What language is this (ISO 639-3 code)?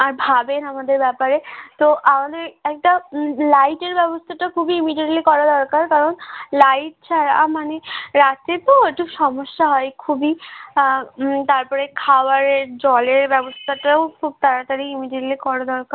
ben